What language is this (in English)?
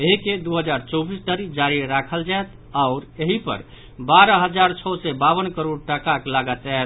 Maithili